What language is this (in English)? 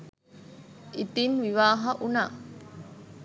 Sinhala